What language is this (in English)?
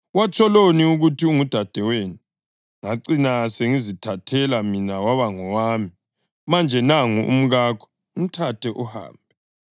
North Ndebele